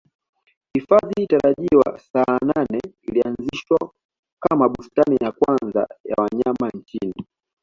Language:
Swahili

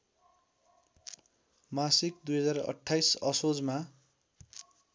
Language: Nepali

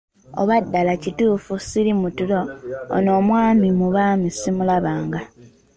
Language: Ganda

